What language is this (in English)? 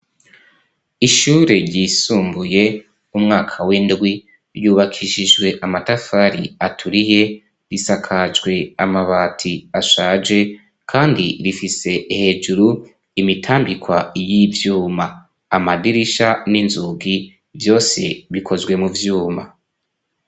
Rundi